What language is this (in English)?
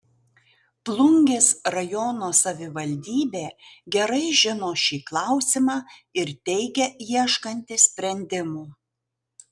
Lithuanian